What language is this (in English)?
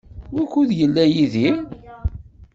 Kabyle